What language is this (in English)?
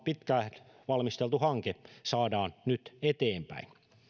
Finnish